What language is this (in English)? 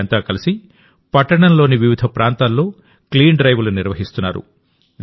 Telugu